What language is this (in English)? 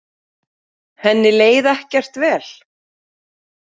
Icelandic